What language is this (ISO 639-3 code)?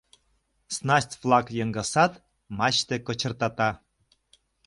chm